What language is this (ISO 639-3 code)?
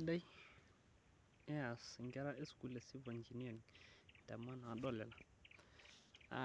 mas